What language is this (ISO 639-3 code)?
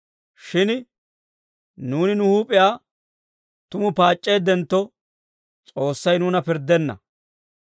dwr